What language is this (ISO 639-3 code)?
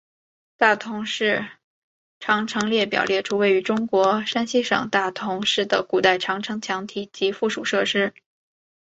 zho